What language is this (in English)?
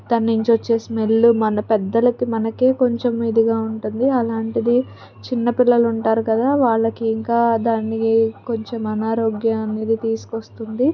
Telugu